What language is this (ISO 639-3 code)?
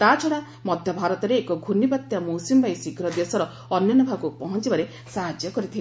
ori